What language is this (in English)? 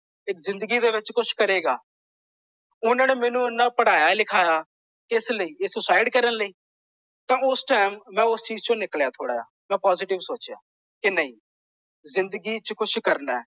Punjabi